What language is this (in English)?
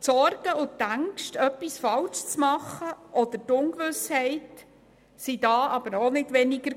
Swiss German